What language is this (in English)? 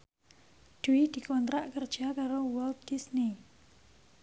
Javanese